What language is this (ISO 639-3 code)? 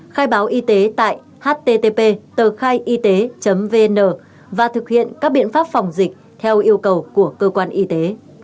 vie